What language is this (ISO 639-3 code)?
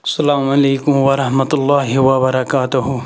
kas